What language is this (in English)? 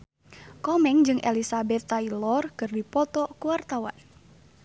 Sundanese